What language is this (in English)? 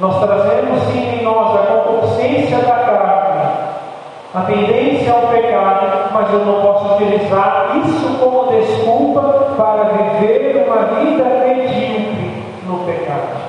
Portuguese